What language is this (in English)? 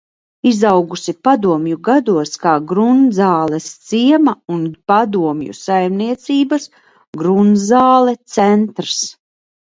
Latvian